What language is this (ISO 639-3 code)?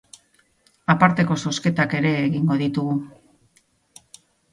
eus